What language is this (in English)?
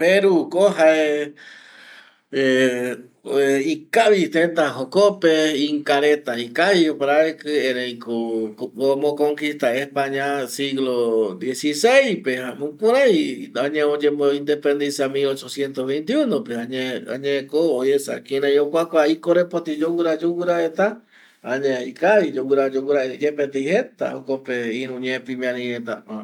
Eastern Bolivian Guaraní